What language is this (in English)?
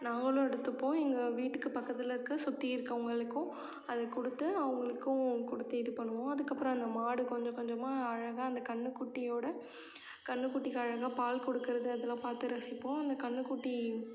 Tamil